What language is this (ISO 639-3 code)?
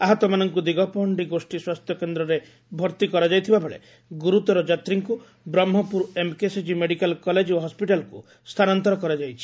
ori